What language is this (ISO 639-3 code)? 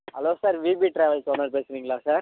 tam